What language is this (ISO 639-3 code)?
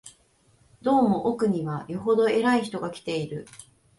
jpn